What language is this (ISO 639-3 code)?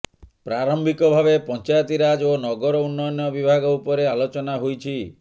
ori